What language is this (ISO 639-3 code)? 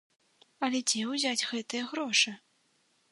bel